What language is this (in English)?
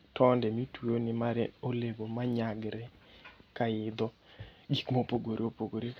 Luo (Kenya and Tanzania)